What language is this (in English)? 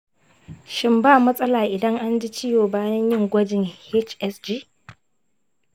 Hausa